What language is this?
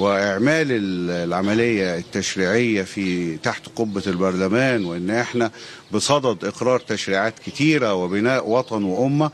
Arabic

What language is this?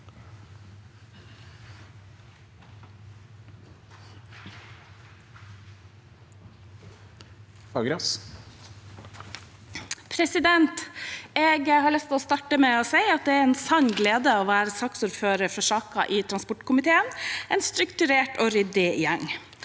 Norwegian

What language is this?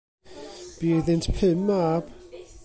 Welsh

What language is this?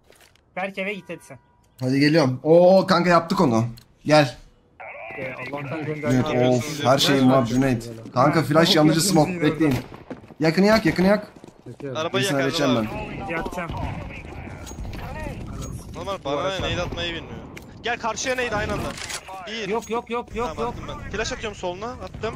Turkish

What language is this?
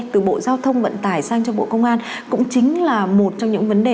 Vietnamese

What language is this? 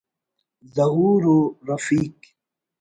Brahui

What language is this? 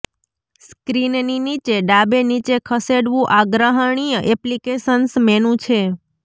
Gujarati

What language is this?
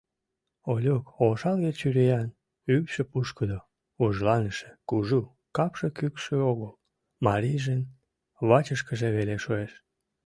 Mari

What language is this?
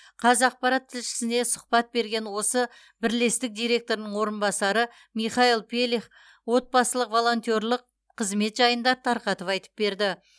Kazakh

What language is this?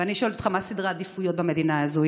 Hebrew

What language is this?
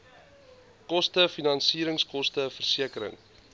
Afrikaans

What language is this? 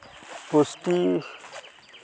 Santali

